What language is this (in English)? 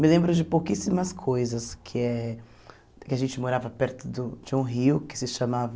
Portuguese